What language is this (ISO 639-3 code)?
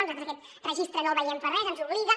cat